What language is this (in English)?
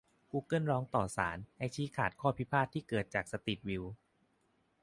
Thai